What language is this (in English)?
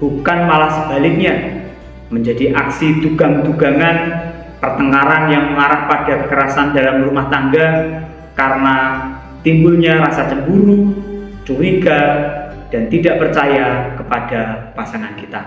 Indonesian